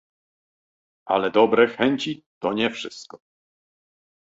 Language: Polish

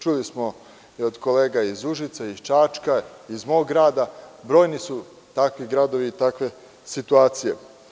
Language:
Serbian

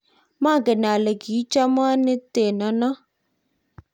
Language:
Kalenjin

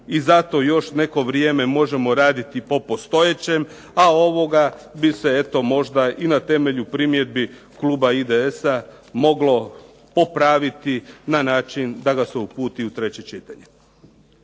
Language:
Croatian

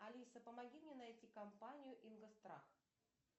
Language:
Russian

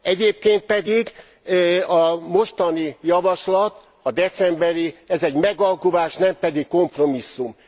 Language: Hungarian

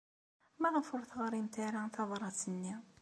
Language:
Kabyle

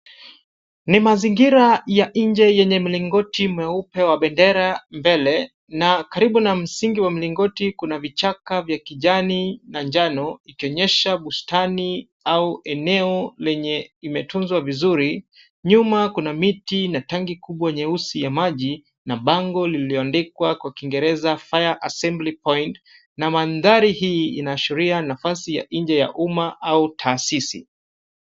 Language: Swahili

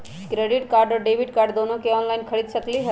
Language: Magahi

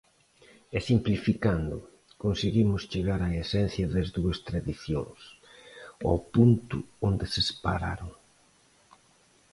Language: Galician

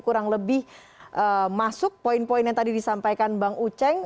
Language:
Indonesian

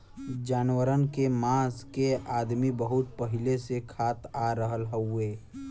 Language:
Bhojpuri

